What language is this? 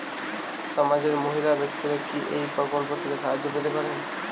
Bangla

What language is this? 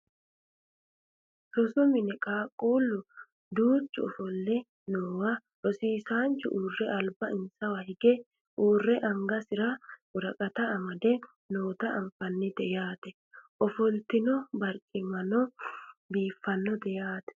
Sidamo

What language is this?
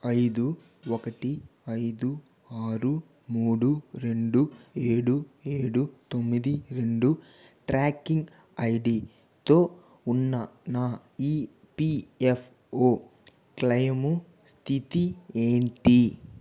Telugu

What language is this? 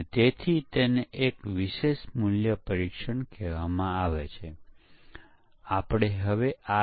Gujarati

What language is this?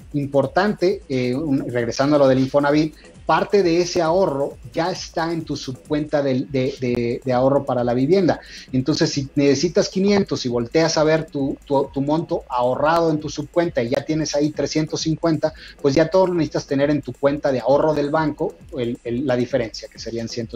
Spanish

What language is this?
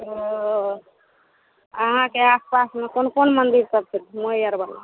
Maithili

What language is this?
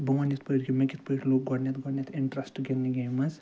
Kashmiri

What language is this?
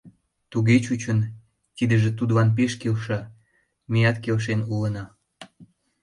Mari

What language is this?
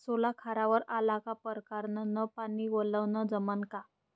Marathi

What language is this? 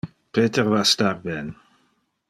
Interlingua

